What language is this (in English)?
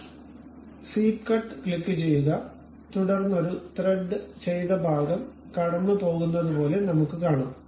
Malayalam